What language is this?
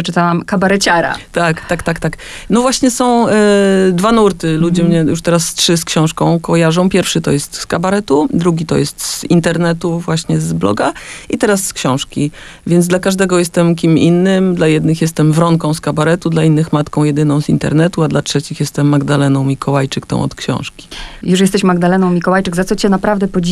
Polish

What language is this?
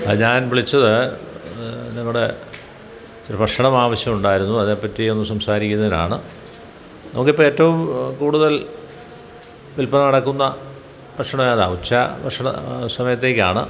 Malayalam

